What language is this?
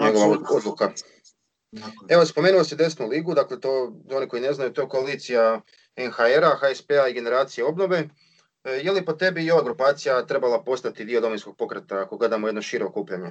Croatian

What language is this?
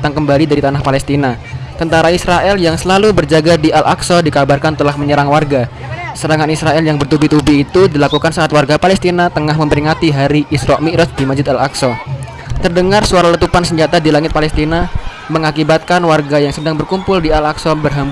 Indonesian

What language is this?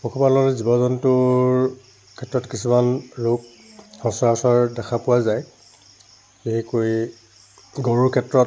Assamese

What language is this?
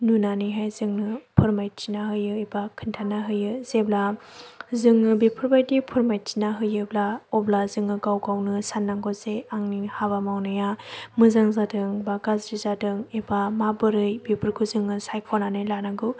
Bodo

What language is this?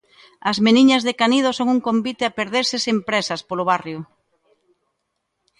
Galician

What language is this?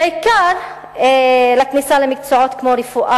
Hebrew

